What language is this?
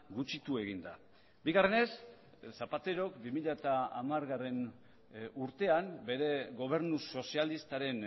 Basque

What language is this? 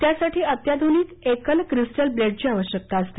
Marathi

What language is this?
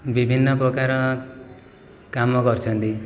Odia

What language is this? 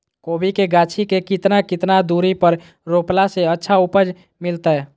Magahi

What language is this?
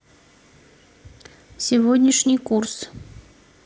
Russian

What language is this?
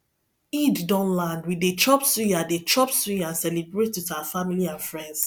Nigerian Pidgin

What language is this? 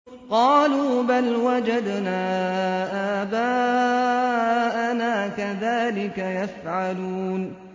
Arabic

